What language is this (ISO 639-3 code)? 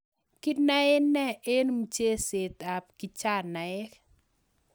kln